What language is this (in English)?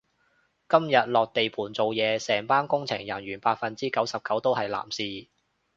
Cantonese